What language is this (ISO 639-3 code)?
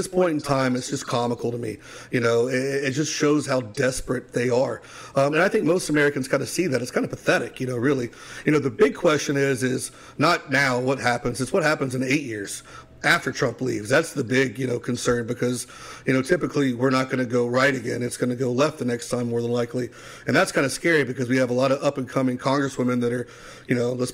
eng